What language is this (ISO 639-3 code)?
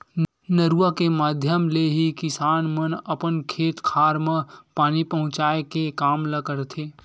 hne